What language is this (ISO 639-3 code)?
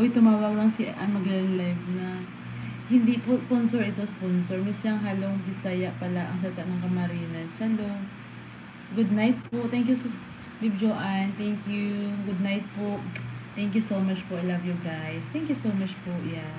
fil